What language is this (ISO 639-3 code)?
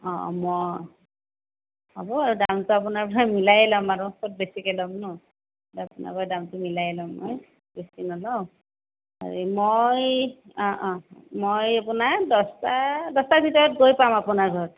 asm